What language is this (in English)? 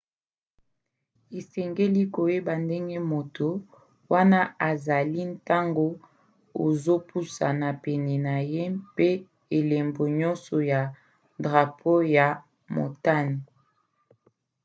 Lingala